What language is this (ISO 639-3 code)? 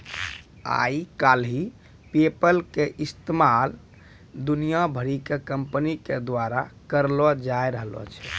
mai